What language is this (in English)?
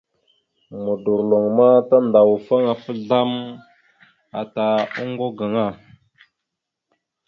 Mada (Cameroon)